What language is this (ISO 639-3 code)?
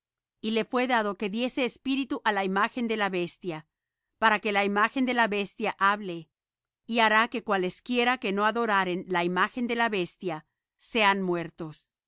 spa